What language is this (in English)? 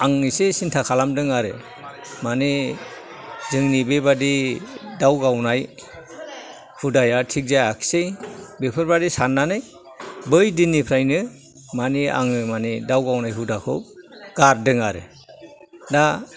Bodo